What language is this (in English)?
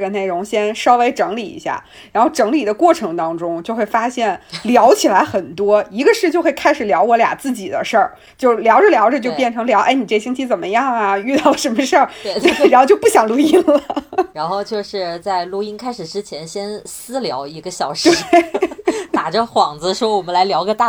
Chinese